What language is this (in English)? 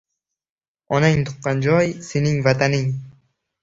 Uzbek